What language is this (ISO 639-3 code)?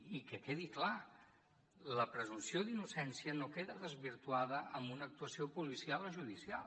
cat